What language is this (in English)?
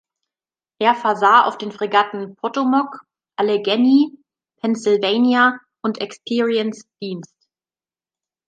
German